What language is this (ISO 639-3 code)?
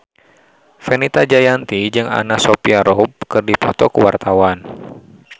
sun